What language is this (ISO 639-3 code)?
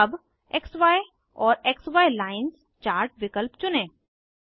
hin